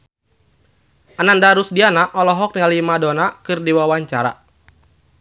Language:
Sundanese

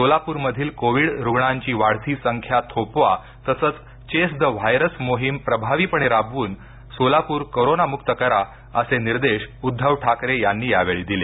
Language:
Marathi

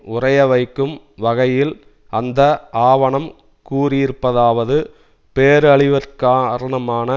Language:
Tamil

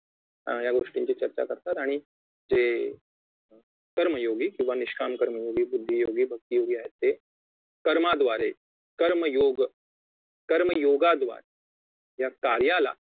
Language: Marathi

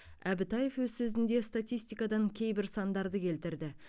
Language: Kazakh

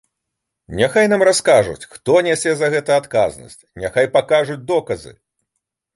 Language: Belarusian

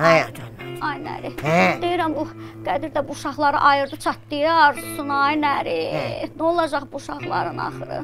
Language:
Turkish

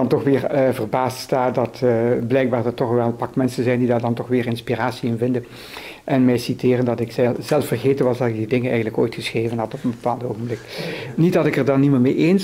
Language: Dutch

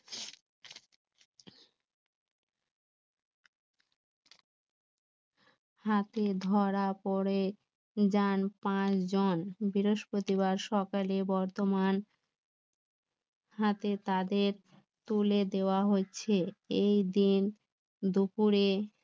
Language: Bangla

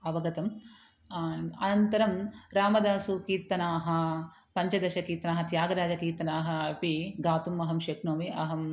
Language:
Sanskrit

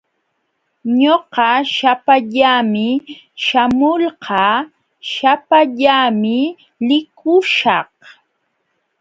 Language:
Jauja Wanca Quechua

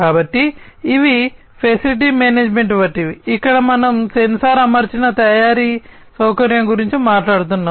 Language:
Telugu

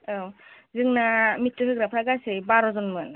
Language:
Bodo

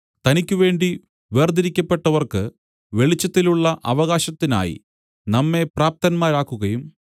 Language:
Malayalam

